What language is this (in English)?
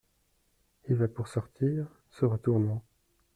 French